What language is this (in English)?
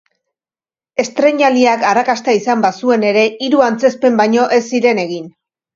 Basque